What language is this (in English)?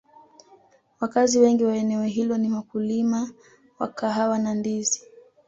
Swahili